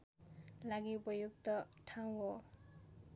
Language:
Nepali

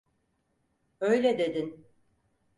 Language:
Turkish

